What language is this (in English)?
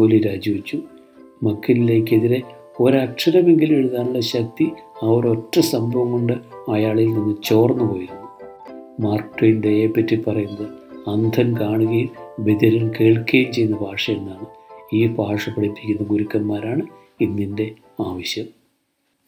Malayalam